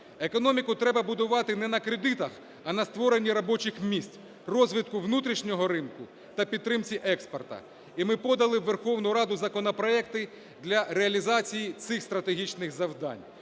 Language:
Ukrainian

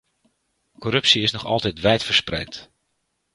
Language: Dutch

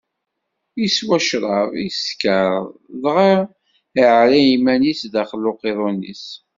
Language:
Kabyle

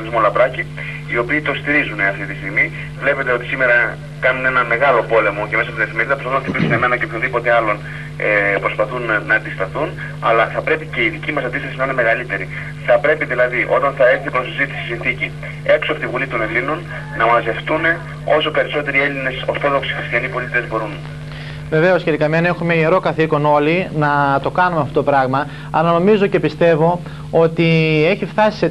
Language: Greek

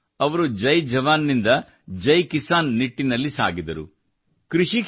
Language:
Kannada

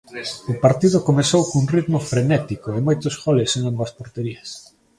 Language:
Galician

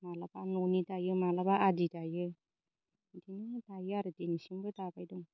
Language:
Bodo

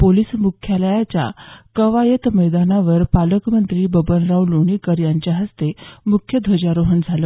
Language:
Marathi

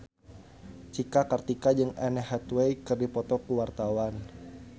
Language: Sundanese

